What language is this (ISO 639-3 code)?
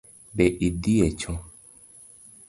luo